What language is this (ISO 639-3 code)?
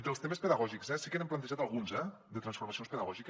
cat